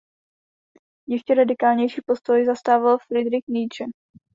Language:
Czech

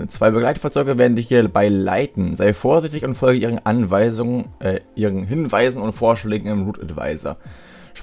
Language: German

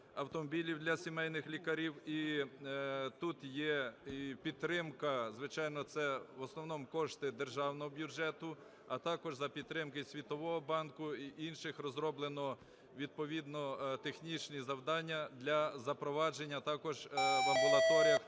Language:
Ukrainian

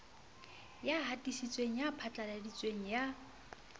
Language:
Southern Sotho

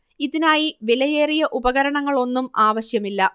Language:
Malayalam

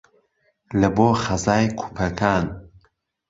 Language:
Central Kurdish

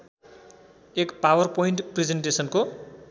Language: Nepali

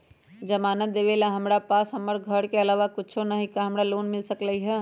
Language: Magahi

